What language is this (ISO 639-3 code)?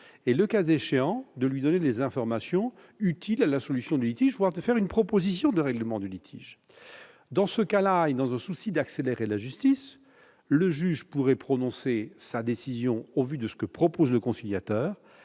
fra